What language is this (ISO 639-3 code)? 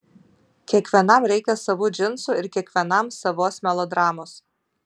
lit